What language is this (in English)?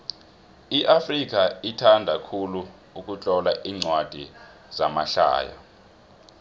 South Ndebele